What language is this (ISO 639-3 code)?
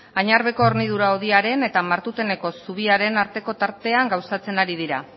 eus